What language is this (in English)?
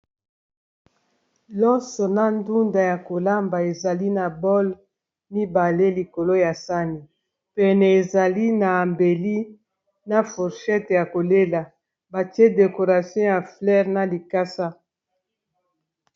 Lingala